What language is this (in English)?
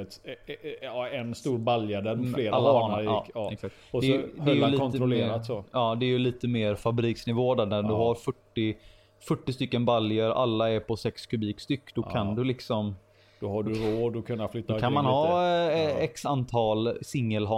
Swedish